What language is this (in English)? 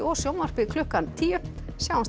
Icelandic